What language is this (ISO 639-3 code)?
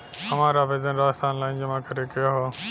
bho